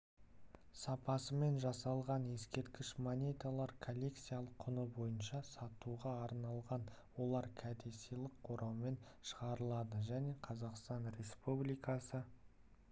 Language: Kazakh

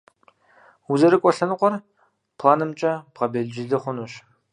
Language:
Kabardian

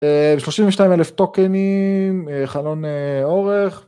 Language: Hebrew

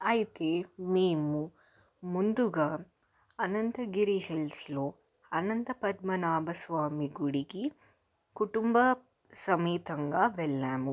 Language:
Telugu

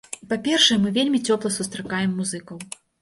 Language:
Belarusian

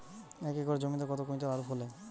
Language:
Bangla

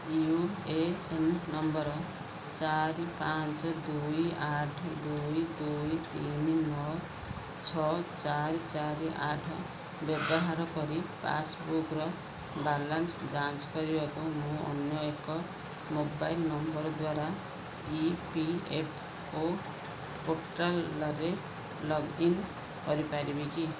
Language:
Odia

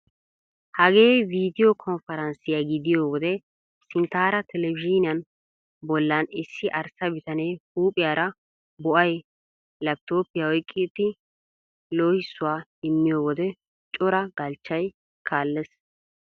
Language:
Wolaytta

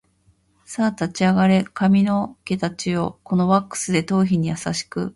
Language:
Japanese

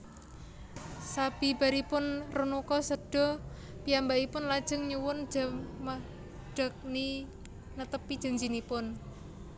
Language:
Javanese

